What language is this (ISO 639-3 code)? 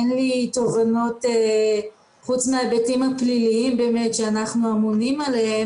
heb